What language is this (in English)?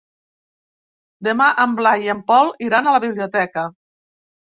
Catalan